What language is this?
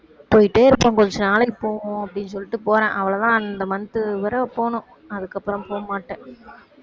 Tamil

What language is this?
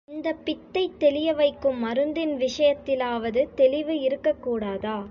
Tamil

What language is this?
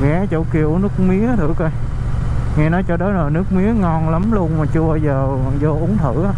Vietnamese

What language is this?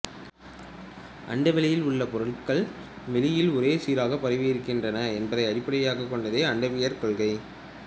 Tamil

